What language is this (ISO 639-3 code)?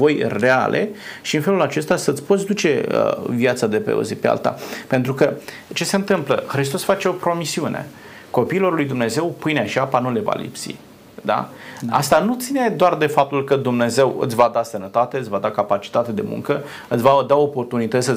ron